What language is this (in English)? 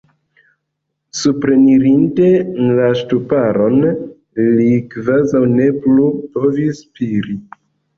Esperanto